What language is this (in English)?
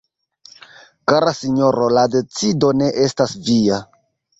Esperanto